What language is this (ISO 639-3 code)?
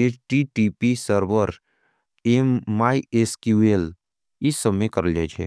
anp